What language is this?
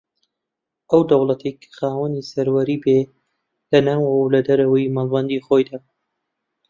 Central Kurdish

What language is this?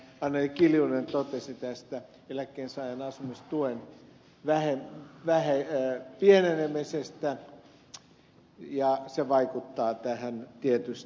Finnish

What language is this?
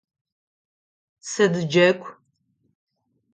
Adyghe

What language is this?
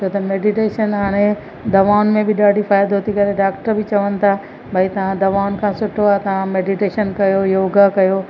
Sindhi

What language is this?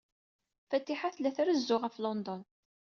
Kabyle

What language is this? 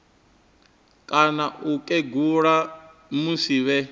Venda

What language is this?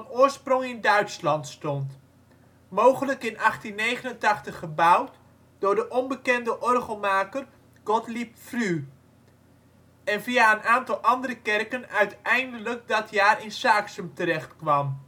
Dutch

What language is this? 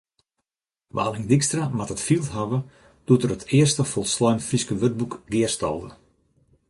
Western Frisian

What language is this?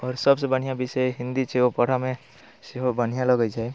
Maithili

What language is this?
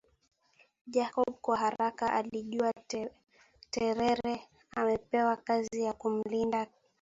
Swahili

